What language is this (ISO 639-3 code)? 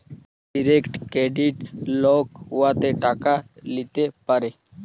ben